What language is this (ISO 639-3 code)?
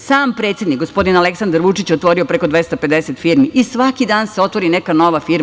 srp